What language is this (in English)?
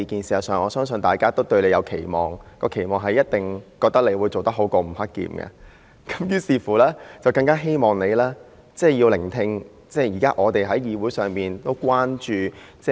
Cantonese